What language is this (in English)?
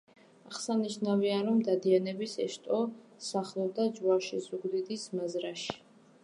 Georgian